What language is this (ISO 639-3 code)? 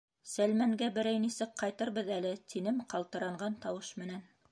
bak